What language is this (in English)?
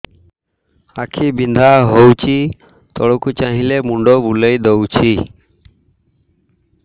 Odia